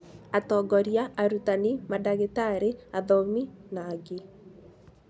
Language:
Kikuyu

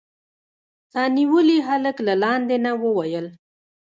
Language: Pashto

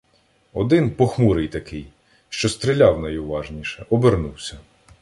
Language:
Ukrainian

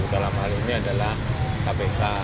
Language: Indonesian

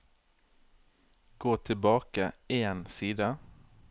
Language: Norwegian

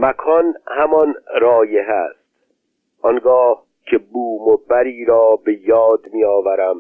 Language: Persian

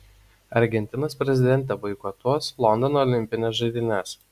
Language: Lithuanian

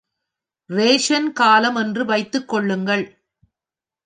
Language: Tamil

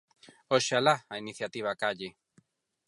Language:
Galician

